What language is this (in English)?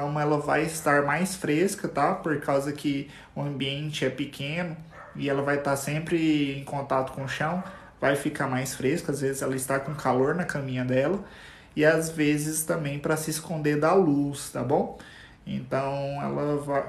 Portuguese